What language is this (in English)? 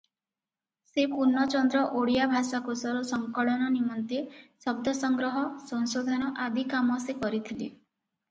Odia